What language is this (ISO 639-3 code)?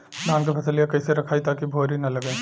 bho